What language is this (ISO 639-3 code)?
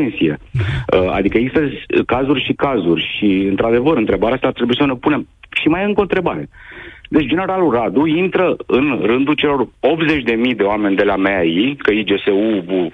ron